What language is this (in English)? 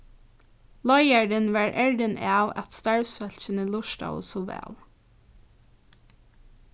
Faroese